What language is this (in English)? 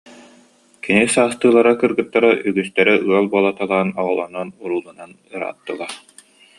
Yakut